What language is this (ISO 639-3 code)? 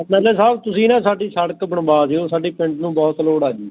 pan